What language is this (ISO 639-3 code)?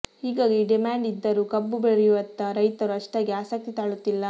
kan